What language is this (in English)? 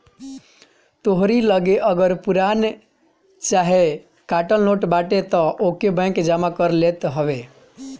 Bhojpuri